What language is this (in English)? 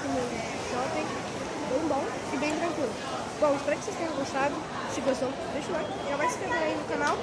Portuguese